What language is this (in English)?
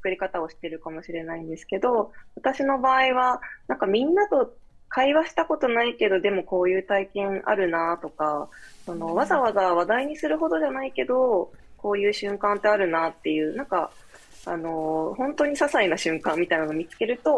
Japanese